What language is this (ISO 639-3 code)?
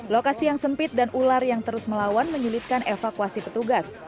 ind